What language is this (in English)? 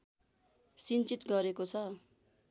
Nepali